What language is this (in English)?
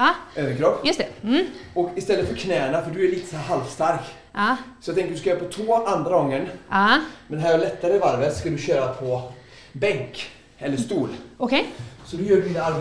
Swedish